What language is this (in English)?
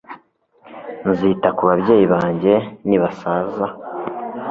Kinyarwanda